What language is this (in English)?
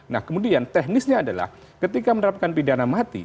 Indonesian